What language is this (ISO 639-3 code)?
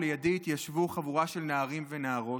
heb